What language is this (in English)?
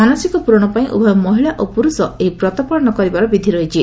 Odia